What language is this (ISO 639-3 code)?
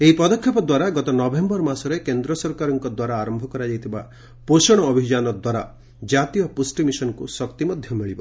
ori